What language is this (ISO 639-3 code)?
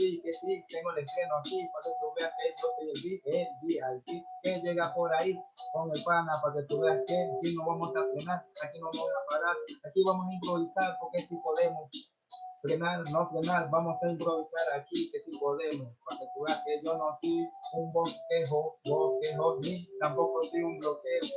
spa